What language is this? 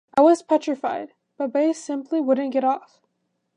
English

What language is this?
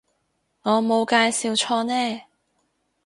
Cantonese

